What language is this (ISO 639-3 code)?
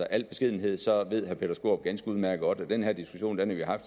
dan